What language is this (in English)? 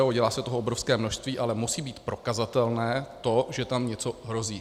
Czech